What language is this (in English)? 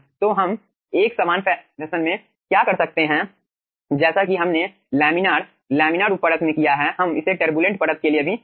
Hindi